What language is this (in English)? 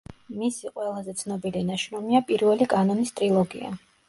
Georgian